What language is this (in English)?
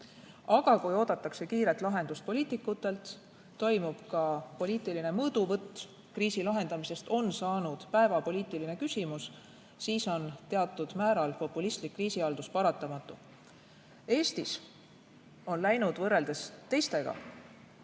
Estonian